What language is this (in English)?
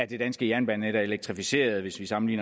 Danish